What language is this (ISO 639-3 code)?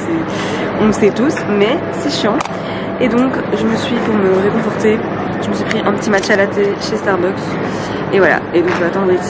fra